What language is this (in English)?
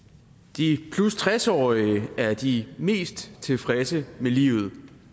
Danish